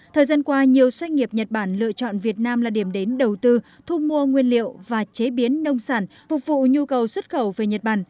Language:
Vietnamese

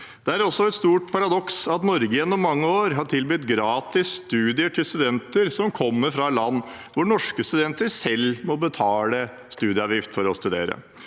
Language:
Norwegian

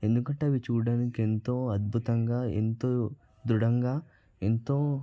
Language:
Telugu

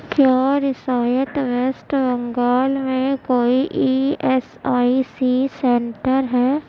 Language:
Urdu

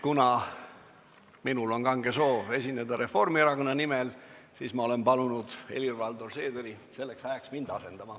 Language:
Estonian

